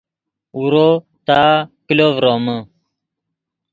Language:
Yidgha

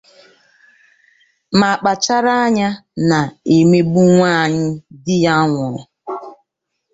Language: Igbo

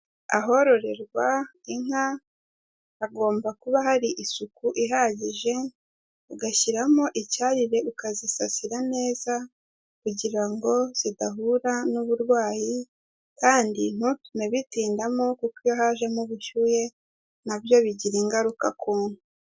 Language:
Kinyarwanda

